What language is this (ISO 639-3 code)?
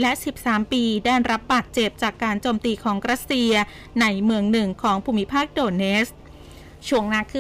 tha